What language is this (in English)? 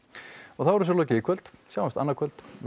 Icelandic